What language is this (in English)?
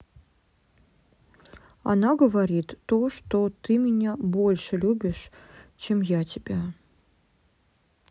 Russian